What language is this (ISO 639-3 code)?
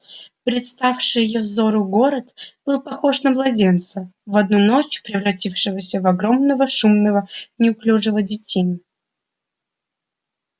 rus